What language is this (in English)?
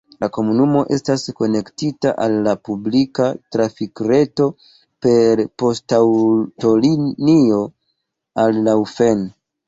Esperanto